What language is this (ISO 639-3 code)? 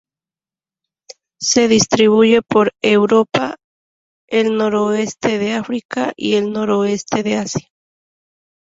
spa